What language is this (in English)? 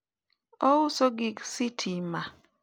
Luo (Kenya and Tanzania)